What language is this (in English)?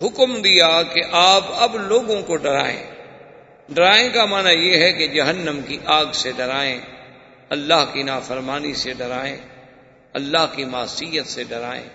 Urdu